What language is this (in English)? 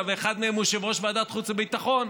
Hebrew